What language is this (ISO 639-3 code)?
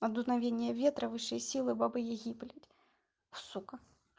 rus